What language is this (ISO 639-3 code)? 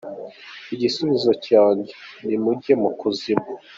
kin